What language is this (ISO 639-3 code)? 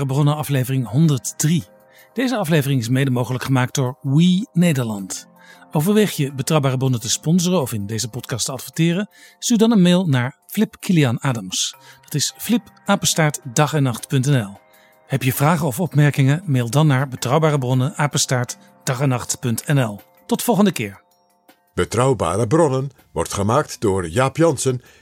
nld